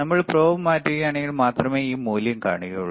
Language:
Malayalam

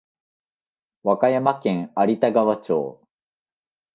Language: Japanese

